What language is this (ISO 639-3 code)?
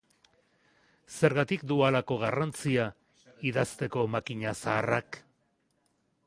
eus